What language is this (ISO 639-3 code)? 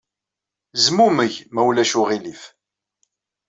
kab